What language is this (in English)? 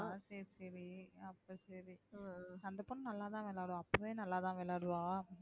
Tamil